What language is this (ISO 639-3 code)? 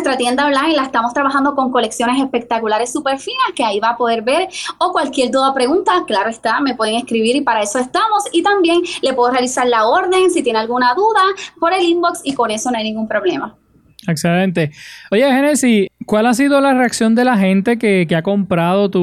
spa